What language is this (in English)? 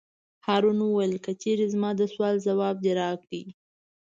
Pashto